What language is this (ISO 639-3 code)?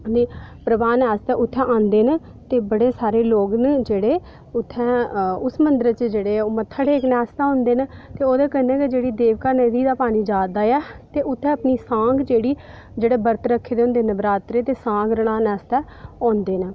doi